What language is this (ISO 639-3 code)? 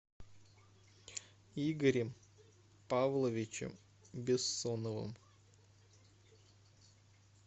rus